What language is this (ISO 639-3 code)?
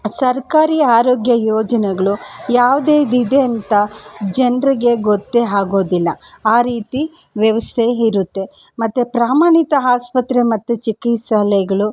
kan